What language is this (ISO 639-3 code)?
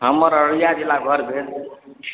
mai